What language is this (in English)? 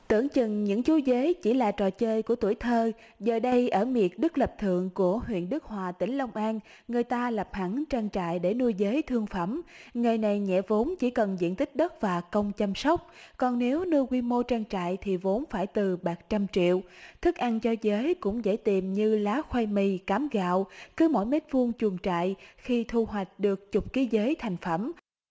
Vietnamese